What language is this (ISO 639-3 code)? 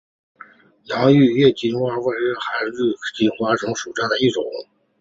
zho